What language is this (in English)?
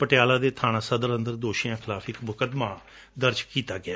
Punjabi